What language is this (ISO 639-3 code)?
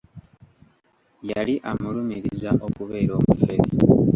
lug